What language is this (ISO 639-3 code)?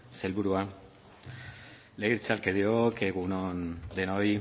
eus